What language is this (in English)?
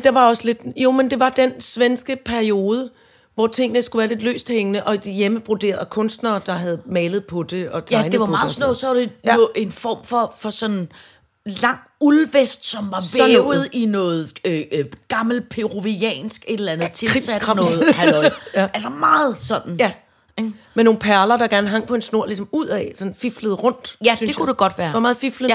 Danish